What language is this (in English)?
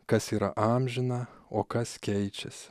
Lithuanian